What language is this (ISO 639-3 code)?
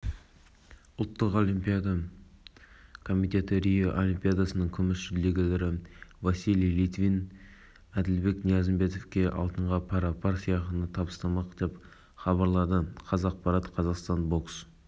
kaz